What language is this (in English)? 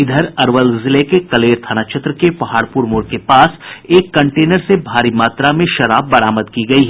Hindi